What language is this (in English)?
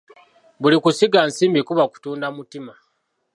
Ganda